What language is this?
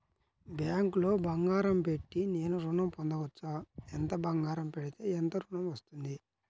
Telugu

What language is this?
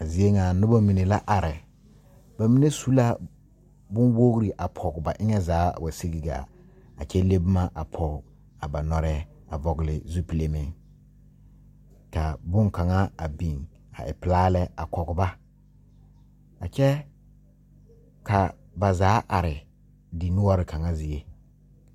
Southern Dagaare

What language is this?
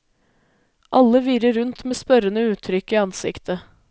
Norwegian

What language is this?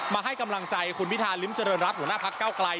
Thai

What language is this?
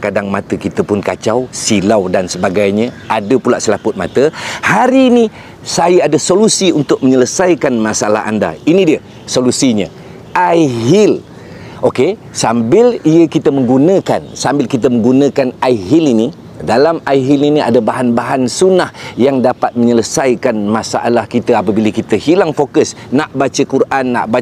Malay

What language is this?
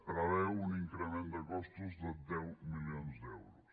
Catalan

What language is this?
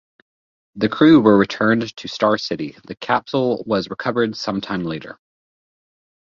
English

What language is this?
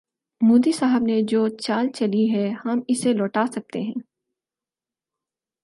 Urdu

